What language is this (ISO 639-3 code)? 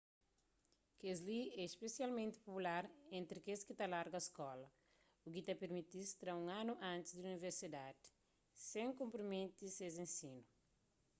kea